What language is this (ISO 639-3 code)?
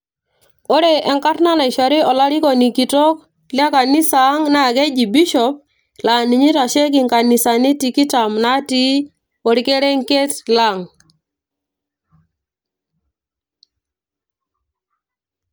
mas